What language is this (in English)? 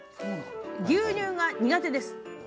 Japanese